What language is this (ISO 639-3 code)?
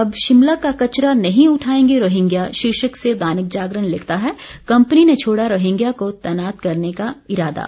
hin